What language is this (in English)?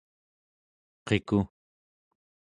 Central Yupik